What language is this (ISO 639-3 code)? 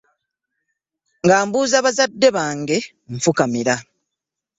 lug